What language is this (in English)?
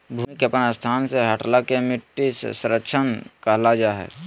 Magahi